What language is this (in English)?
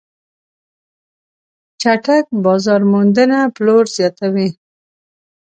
Pashto